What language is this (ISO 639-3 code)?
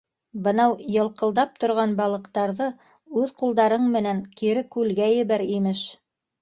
bak